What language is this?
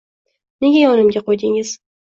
Uzbek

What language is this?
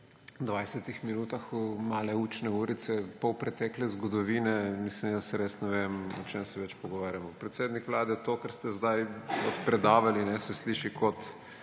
Slovenian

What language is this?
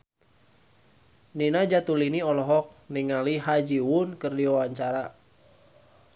Sundanese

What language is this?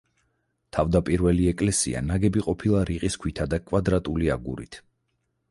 Georgian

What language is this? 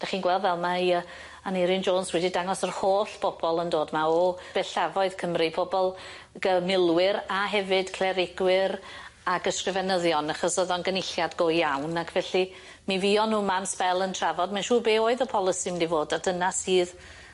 Welsh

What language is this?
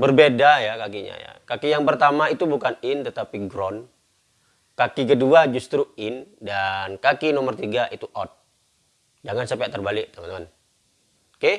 Indonesian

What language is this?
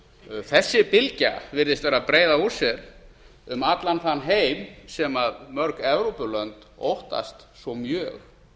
Icelandic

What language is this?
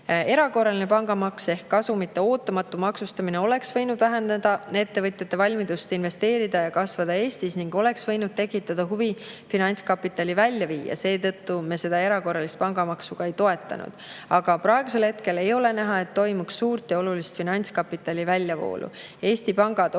Estonian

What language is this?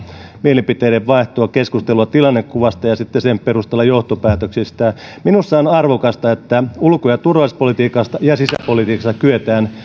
Finnish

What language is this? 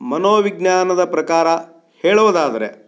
Kannada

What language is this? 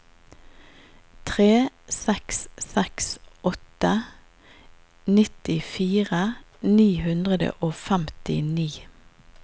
Norwegian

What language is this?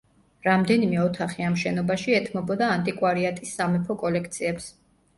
Georgian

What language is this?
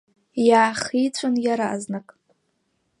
Abkhazian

